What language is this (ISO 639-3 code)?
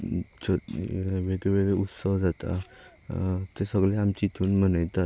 kok